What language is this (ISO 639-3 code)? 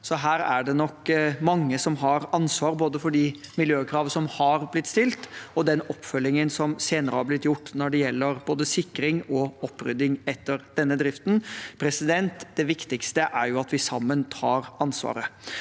nor